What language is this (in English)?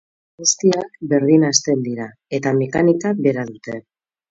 Basque